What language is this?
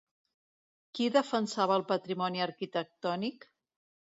Catalan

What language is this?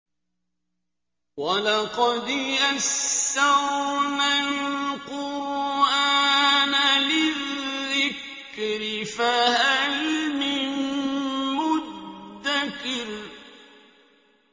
Arabic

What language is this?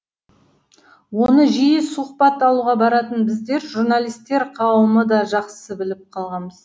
Kazakh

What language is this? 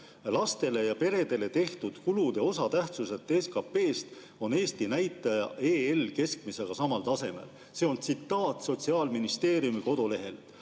Estonian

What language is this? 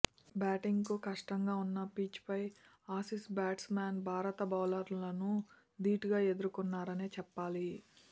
Telugu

